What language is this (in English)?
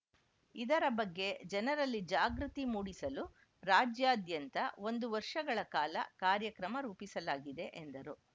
Kannada